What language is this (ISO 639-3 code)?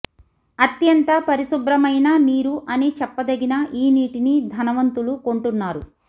tel